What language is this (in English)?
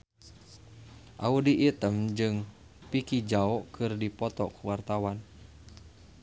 Sundanese